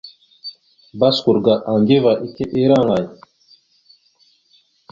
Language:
Mada (Cameroon)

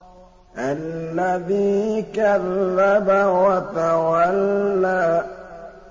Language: Arabic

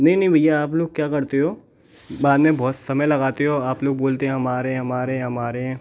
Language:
Hindi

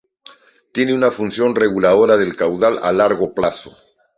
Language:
Spanish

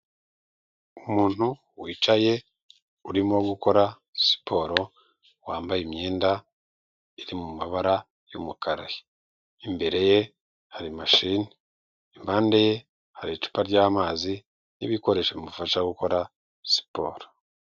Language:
Kinyarwanda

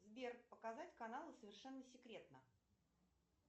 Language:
Russian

